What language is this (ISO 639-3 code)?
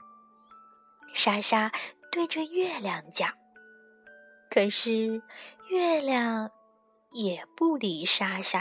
zho